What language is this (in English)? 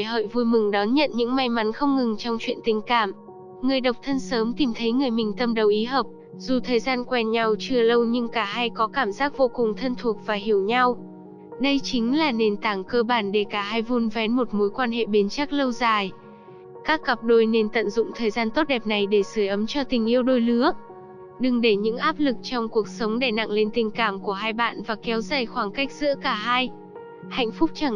Vietnamese